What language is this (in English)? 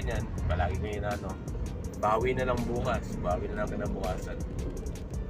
Filipino